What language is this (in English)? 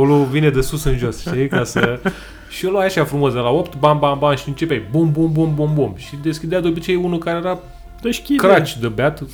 Romanian